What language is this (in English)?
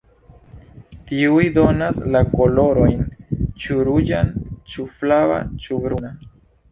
Esperanto